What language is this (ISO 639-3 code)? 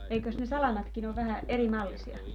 fin